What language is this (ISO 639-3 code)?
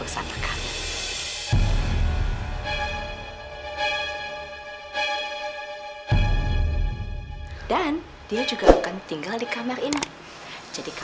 ind